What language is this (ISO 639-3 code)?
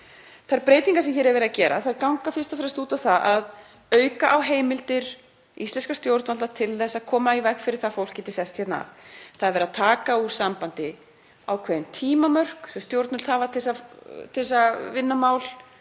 isl